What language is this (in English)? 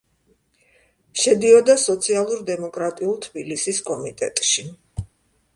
Georgian